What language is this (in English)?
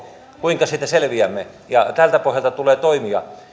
Finnish